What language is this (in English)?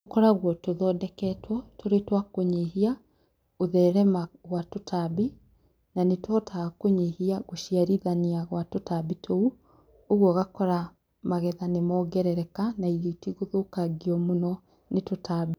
Kikuyu